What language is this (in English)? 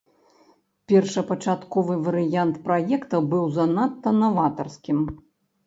Belarusian